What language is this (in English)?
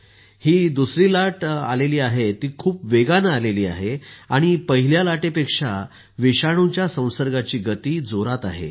Marathi